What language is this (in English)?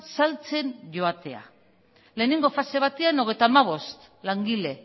Basque